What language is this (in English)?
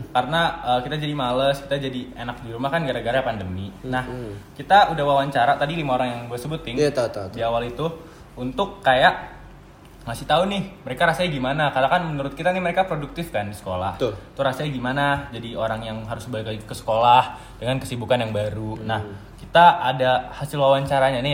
Indonesian